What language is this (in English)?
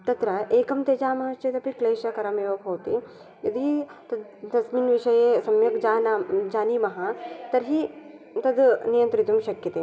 Sanskrit